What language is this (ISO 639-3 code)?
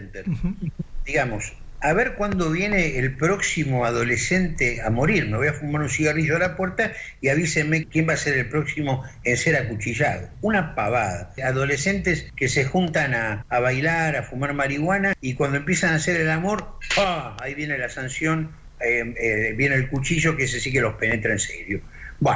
spa